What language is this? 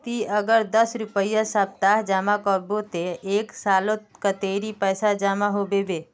Magahi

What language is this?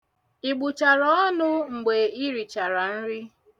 Igbo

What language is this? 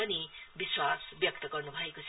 Nepali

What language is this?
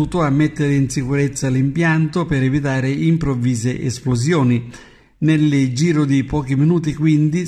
Italian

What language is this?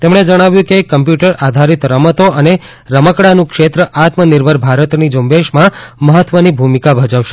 Gujarati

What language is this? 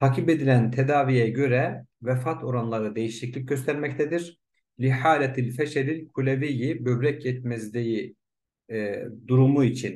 Turkish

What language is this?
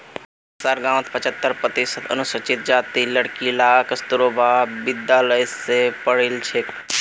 Magahi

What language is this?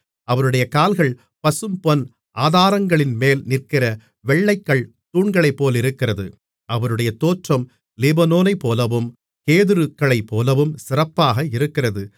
Tamil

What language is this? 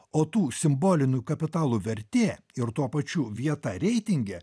Lithuanian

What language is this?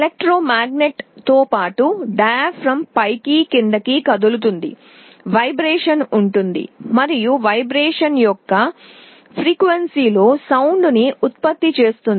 Telugu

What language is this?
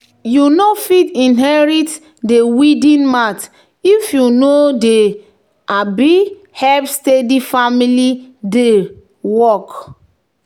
Nigerian Pidgin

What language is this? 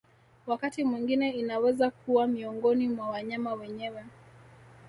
Swahili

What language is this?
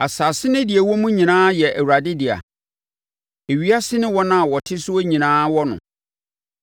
Akan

